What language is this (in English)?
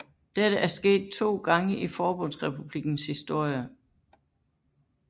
Danish